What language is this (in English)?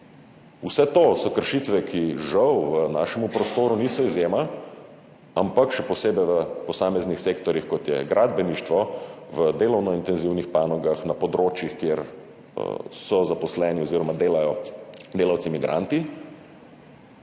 Slovenian